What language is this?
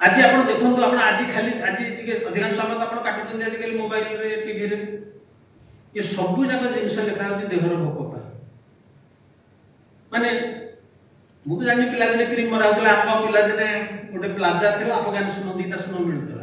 Bangla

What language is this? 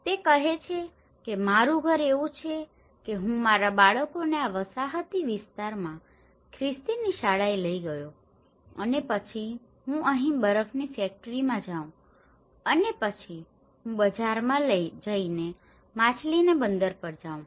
Gujarati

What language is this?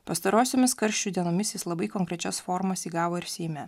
Lithuanian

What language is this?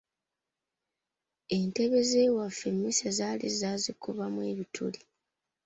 Ganda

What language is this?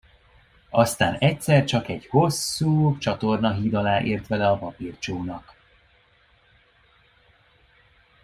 Hungarian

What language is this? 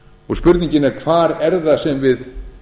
Icelandic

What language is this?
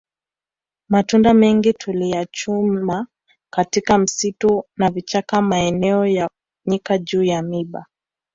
Swahili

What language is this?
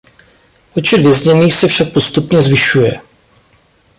Czech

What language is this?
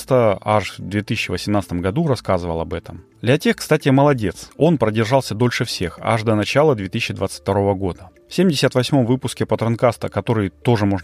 Russian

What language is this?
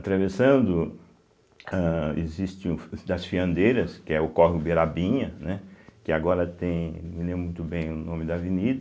Portuguese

